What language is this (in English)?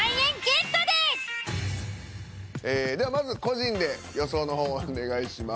Japanese